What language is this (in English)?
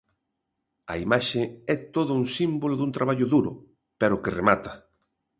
Galician